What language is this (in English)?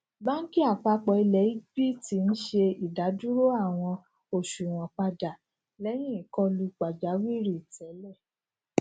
Yoruba